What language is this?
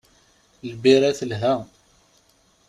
Kabyle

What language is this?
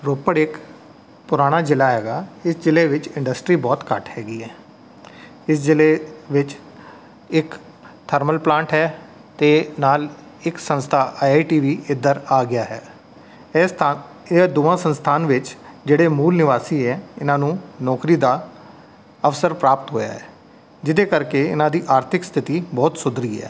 Punjabi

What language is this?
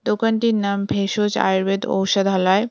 Bangla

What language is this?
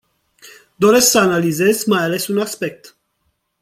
Romanian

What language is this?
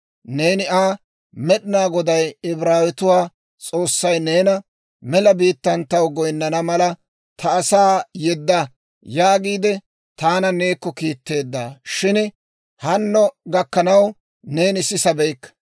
Dawro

